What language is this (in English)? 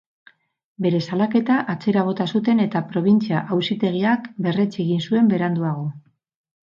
Basque